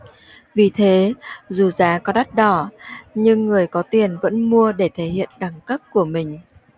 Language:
Vietnamese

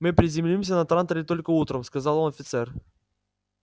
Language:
Russian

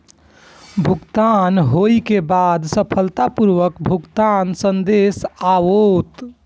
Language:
Maithili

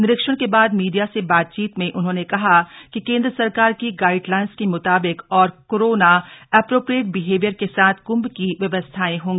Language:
Hindi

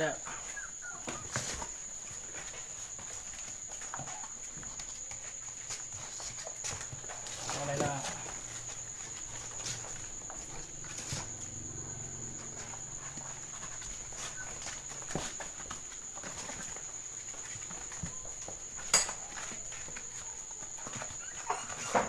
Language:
Vietnamese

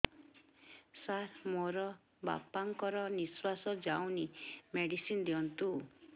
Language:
Odia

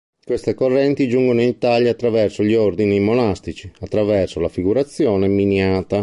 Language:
Italian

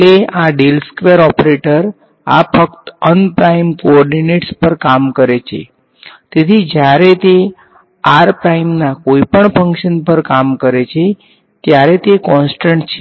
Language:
Gujarati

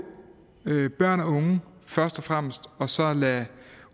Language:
Danish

